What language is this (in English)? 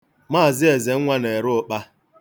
Igbo